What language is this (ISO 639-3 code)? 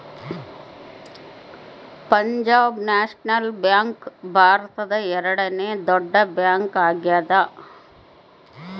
kan